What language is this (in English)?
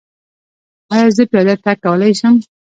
Pashto